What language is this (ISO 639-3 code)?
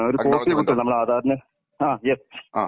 mal